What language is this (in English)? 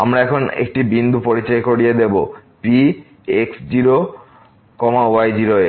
Bangla